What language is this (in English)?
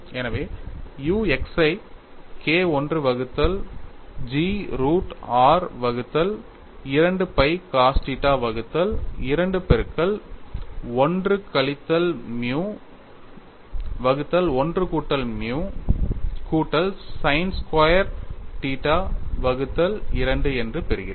Tamil